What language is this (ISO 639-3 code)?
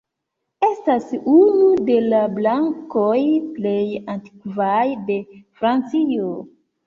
epo